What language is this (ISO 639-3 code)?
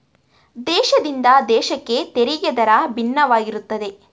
kan